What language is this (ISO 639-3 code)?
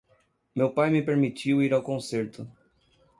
por